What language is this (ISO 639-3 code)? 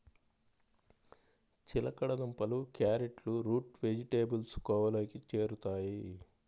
tel